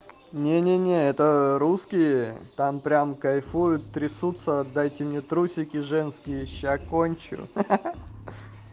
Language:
Russian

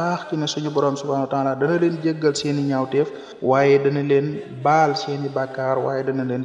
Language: Arabic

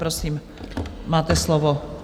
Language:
Czech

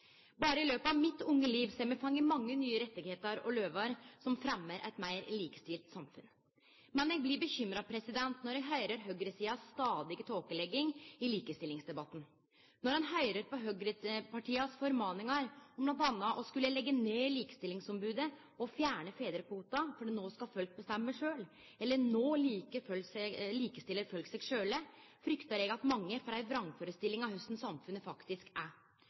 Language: Norwegian Nynorsk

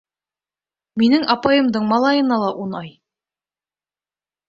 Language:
Bashkir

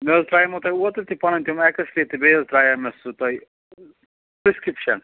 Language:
Kashmiri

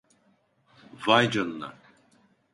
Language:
Turkish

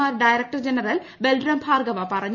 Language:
Malayalam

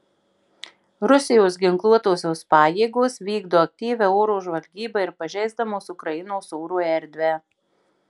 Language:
Lithuanian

